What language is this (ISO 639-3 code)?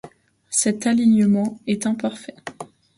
fra